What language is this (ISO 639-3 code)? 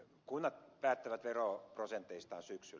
fin